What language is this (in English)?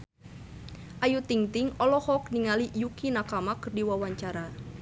Sundanese